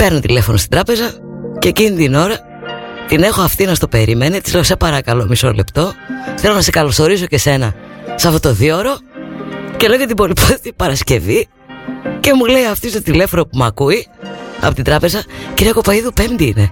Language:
Greek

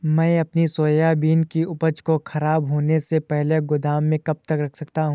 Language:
Hindi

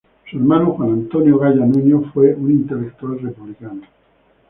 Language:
Spanish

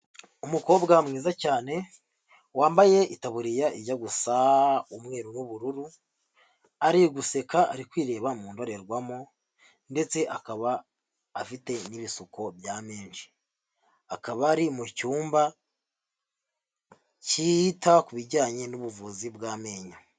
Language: Kinyarwanda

